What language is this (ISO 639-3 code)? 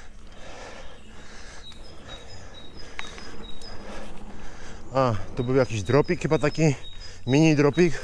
pol